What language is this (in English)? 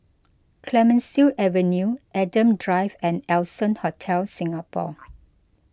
English